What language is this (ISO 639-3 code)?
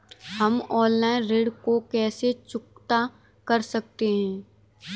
hin